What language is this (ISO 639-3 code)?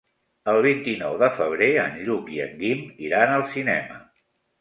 cat